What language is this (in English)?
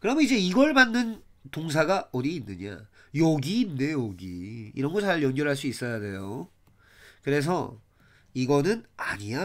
Korean